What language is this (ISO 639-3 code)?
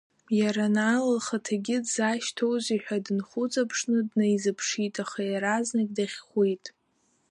abk